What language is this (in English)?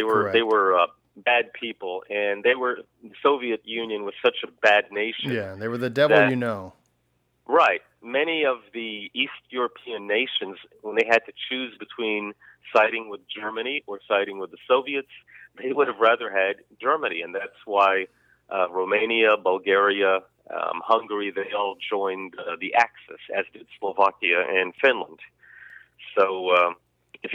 English